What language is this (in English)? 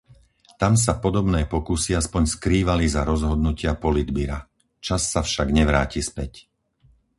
Slovak